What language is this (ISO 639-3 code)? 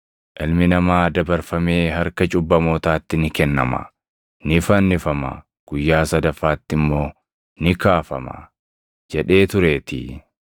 orm